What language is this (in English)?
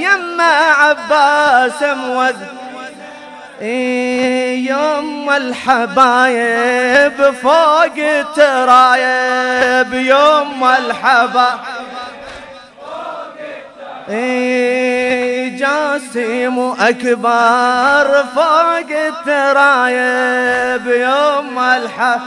Arabic